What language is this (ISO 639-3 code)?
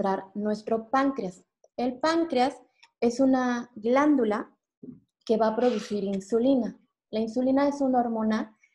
spa